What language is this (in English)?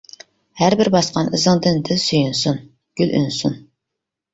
Uyghur